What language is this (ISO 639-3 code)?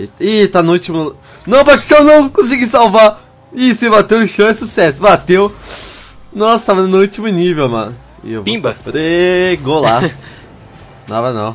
por